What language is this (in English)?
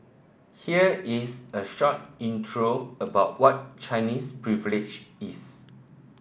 English